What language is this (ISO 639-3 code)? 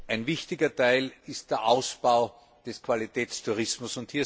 deu